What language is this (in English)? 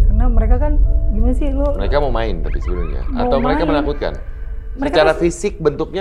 Indonesian